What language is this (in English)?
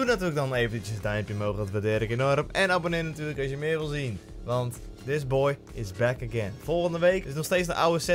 Dutch